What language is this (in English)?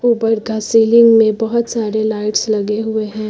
Hindi